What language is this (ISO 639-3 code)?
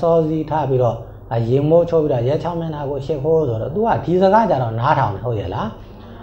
tha